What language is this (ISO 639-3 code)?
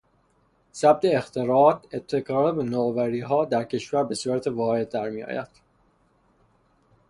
fas